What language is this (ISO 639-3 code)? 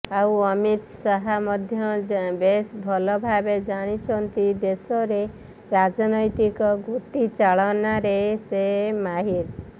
ori